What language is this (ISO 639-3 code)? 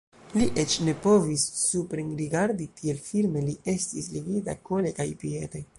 epo